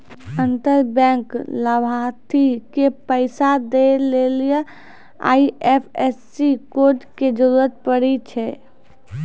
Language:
Maithili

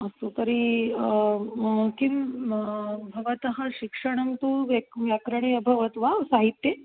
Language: Sanskrit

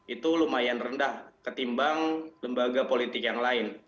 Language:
Indonesian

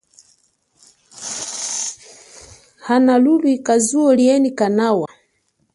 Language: Chokwe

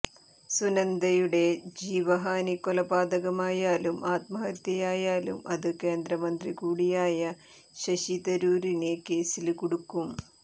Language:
Malayalam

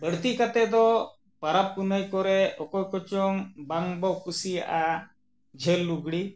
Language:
Santali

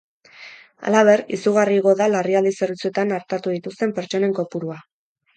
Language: Basque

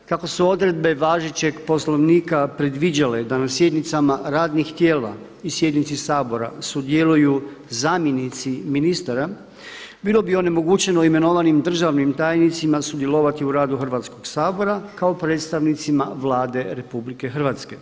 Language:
Croatian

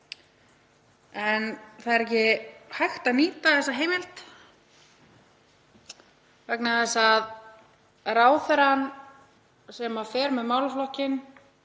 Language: Icelandic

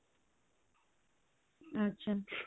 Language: Odia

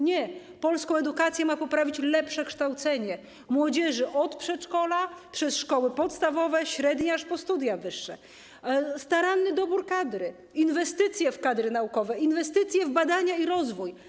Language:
Polish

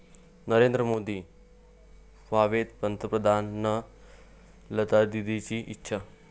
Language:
Marathi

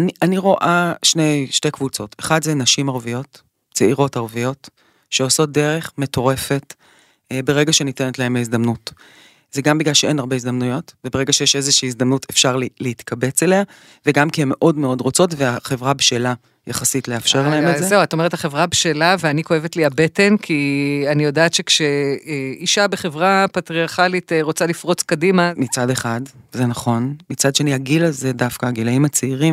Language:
Hebrew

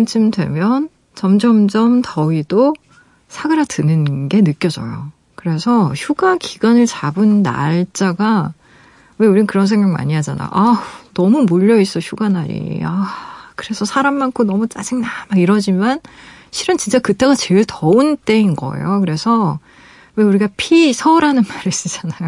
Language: Korean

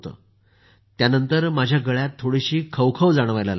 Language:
Marathi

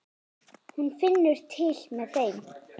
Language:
Icelandic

